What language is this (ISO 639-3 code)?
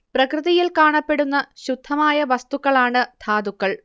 mal